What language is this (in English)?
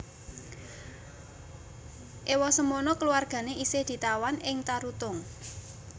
Javanese